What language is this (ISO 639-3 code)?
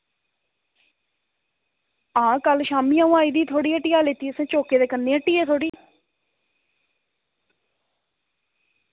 doi